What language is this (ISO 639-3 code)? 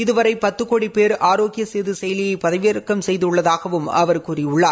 tam